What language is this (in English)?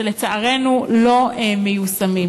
Hebrew